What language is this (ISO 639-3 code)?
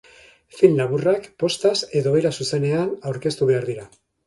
eus